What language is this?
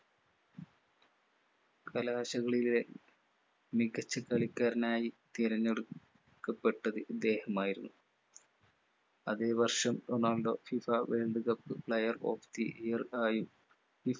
Malayalam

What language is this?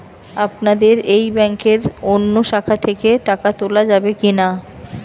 Bangla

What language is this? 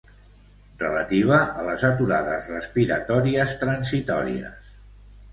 Catalan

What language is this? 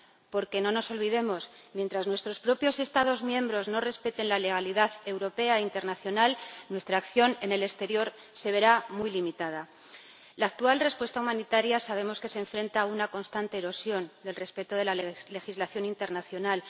Spanish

